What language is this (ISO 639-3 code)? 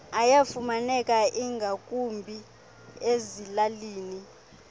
xho